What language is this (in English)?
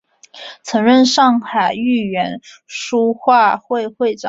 Chinese